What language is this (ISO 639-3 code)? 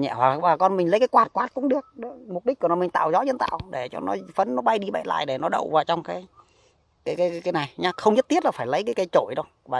vie